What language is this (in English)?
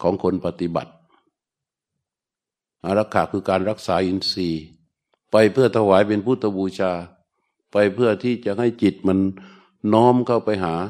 Thai